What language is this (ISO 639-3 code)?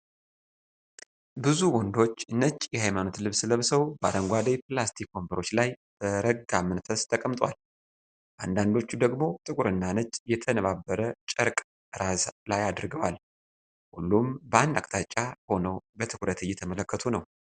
amh